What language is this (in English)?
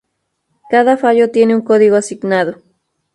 Spanish